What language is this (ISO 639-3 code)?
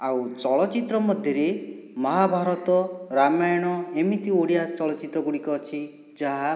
ori